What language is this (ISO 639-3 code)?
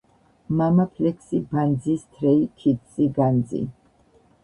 kat